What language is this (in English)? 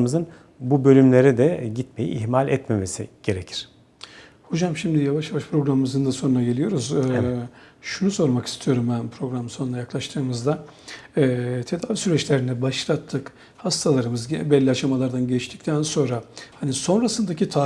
Turkish